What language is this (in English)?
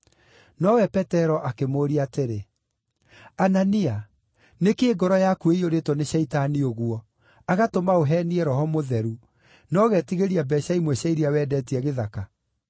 Kikuyu